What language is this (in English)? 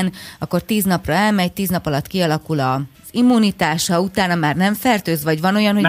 Hungarian